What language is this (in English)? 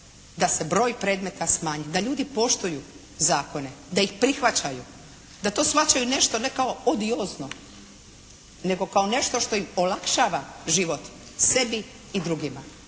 Croatian